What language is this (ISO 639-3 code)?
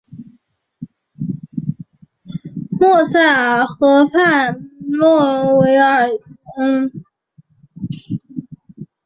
zho